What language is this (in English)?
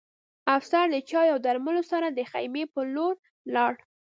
Pashto